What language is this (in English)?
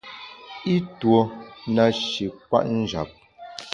Bamun